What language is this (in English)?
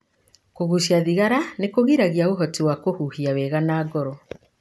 Kikuyu